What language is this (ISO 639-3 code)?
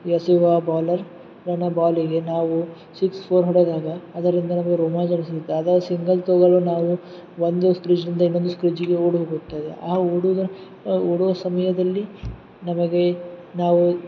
kan